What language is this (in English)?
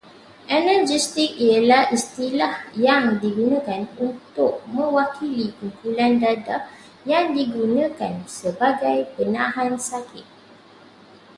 Malay